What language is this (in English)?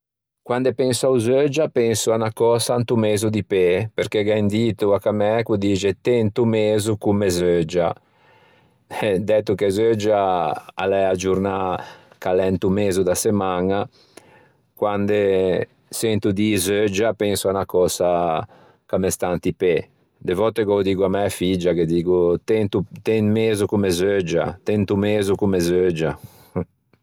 Ligurian